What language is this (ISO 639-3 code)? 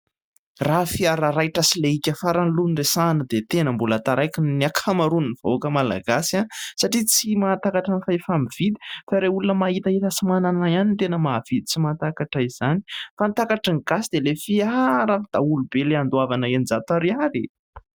mlg